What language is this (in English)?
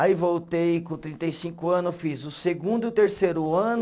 Portuguese